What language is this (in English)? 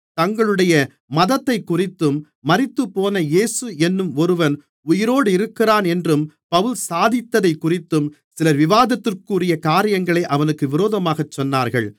Tamil